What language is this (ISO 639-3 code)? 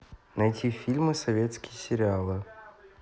rus